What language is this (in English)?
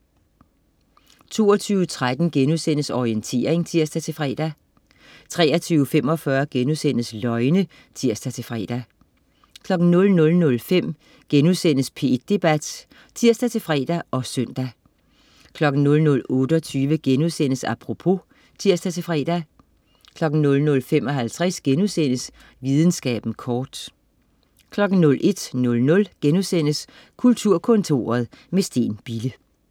Danish